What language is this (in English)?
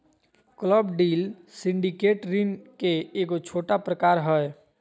Magahi